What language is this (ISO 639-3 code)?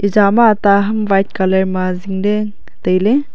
nnp